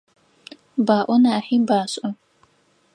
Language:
Adyghe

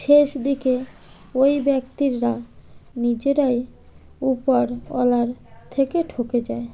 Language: Bangla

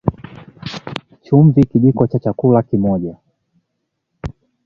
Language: Swahili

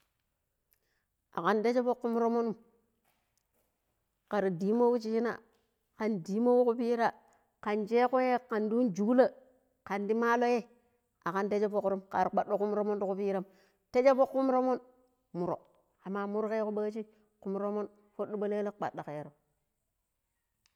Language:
Pero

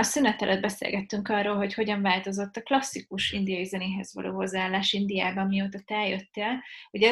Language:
Hungarian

